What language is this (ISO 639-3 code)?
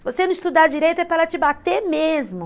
por